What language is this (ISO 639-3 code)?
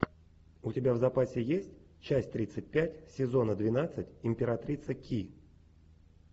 rus